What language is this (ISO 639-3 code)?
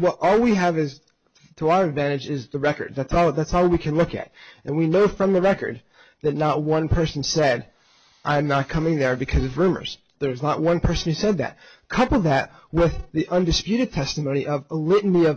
eng